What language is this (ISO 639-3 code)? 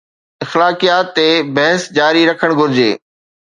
snd